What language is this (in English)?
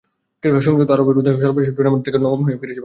Bangla